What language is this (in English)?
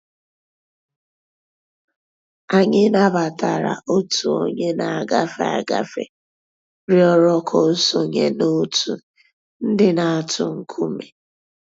Igbo